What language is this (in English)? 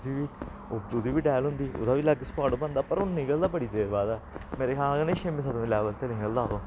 Dogri